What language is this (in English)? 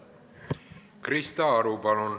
Estonian